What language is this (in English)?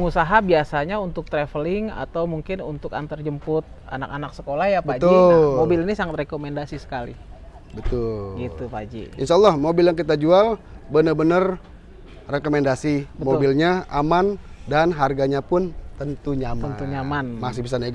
Indonesian